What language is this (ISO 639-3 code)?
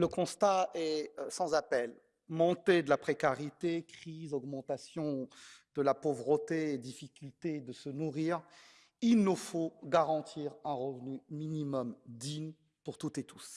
fra